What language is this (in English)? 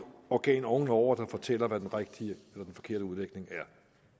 Danish